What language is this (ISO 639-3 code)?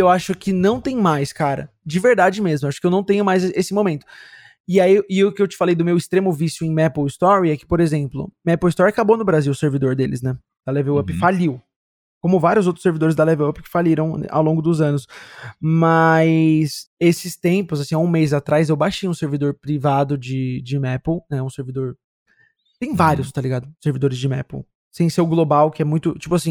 por